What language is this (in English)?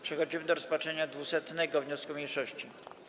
Polish